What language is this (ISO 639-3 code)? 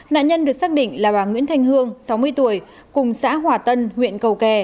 vie